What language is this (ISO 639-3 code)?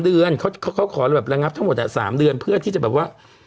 tha